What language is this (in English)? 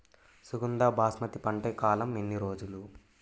Telugu